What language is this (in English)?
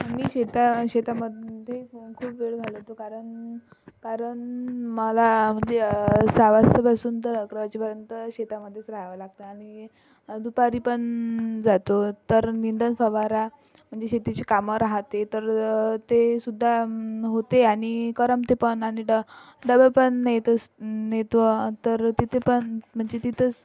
Marathi